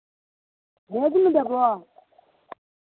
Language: Maithili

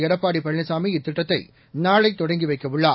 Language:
Tamil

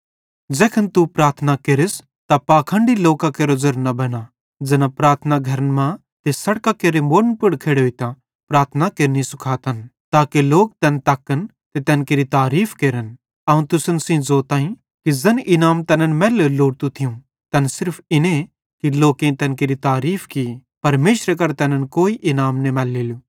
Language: Bhadrawahi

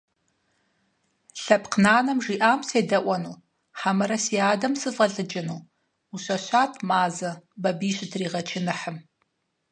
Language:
Kabardian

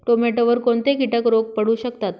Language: Marathi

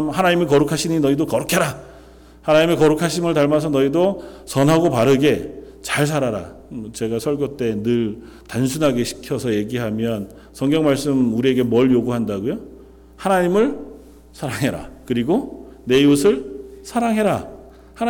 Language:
Korean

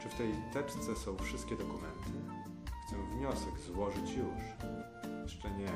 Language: Polish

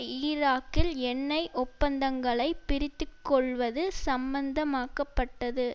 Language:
Tamil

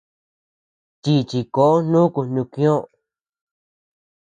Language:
Tepeuxila Cuicatec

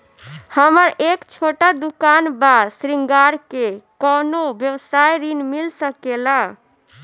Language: Bhojpuri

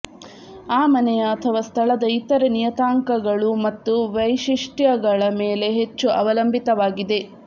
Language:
Kannada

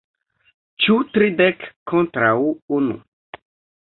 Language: Esperanto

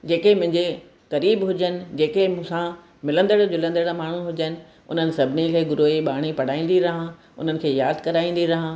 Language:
Sindhi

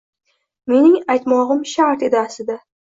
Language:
Uzbek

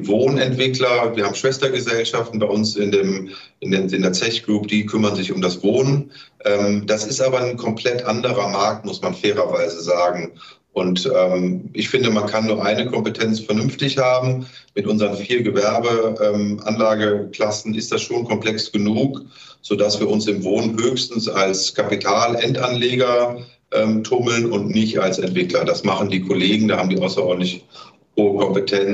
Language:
German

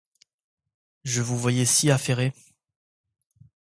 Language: French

